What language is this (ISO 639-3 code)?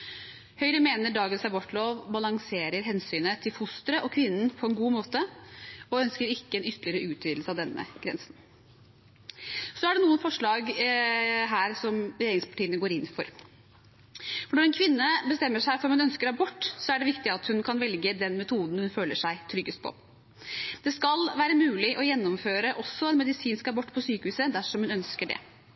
nob